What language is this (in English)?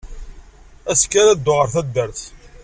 Kabyle